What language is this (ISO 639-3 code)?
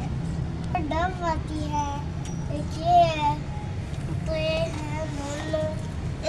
hin